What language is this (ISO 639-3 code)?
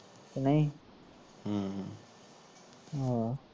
pan